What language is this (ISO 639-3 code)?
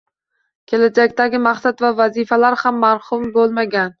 uzb